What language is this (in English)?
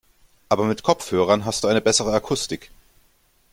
German